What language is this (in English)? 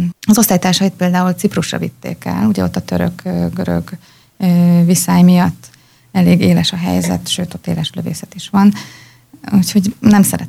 Hungarian